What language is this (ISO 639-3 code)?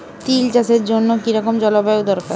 ben